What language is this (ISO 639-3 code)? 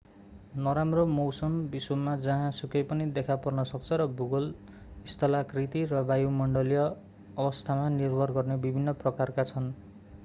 nep